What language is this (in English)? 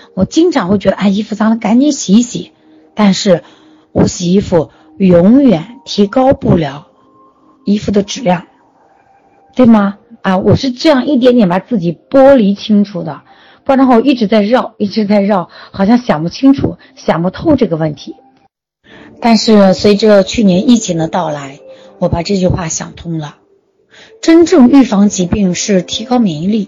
Chinese